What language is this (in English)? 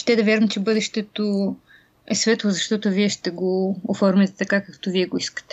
Bulgarian